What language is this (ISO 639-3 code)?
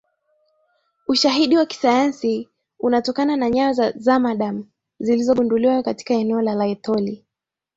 swa